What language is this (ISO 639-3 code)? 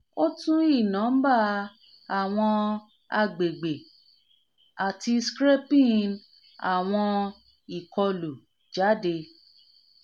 yor